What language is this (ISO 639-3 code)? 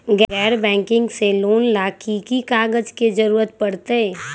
mag